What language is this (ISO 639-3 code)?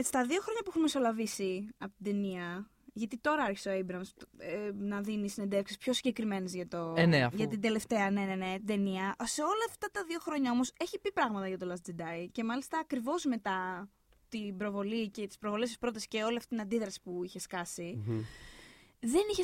ell